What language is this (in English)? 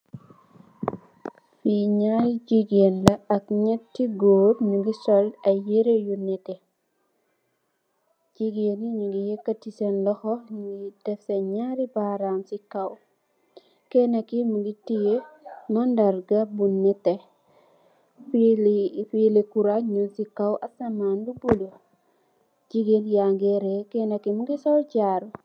Wolof